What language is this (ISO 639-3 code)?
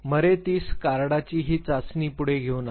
mar